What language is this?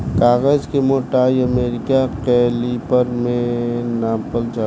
Bhojpuri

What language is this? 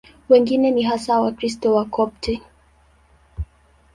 Swahili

